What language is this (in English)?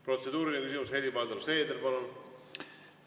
Estonian